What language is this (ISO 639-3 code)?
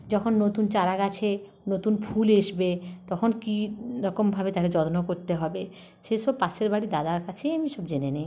ben